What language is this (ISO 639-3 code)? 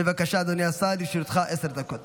heb